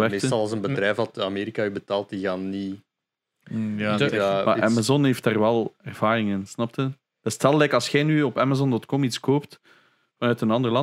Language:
Dutch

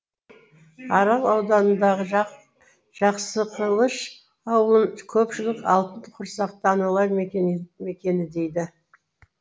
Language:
Kazakh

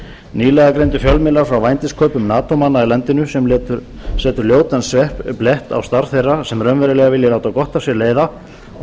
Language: Icelandic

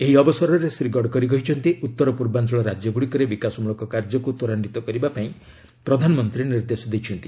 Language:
Odia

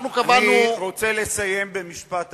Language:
Hebrew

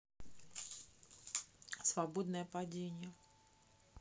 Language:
Russian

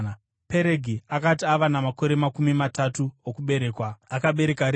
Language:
Shona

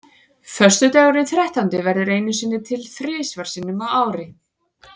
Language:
Icelandic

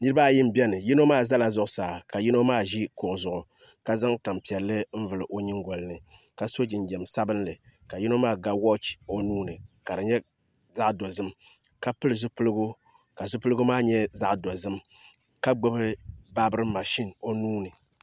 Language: Dagbani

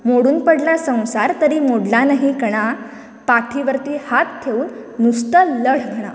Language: Konkani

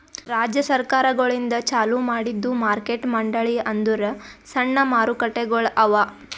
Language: Kannada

